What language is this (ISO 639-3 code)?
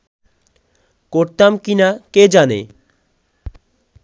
ben